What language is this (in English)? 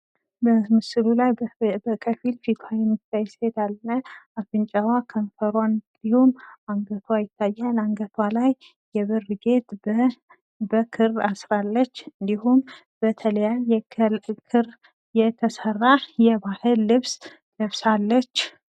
Amharic